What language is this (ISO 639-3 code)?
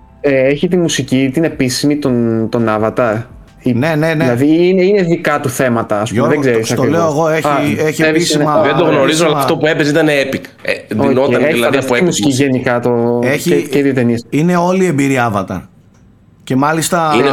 ell